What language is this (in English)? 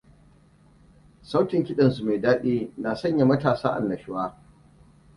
Hausa